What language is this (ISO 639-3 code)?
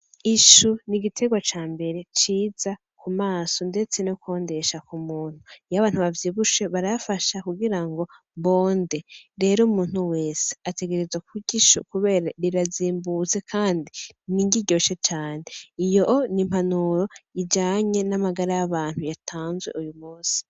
run